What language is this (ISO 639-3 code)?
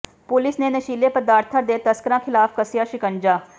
pan